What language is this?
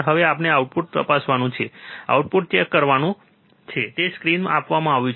Gujarati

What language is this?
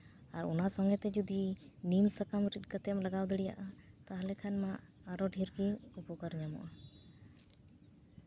Santali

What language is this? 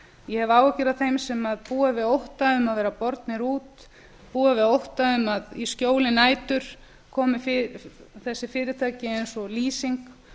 Icelandic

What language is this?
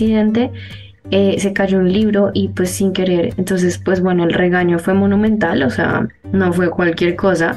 Spanish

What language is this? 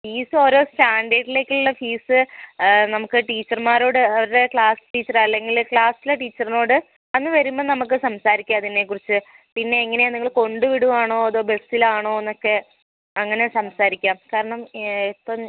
Malayalam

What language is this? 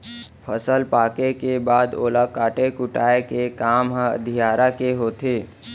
Chhattisgarhi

